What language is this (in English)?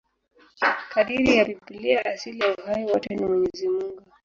Swahili